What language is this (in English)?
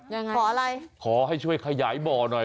Thai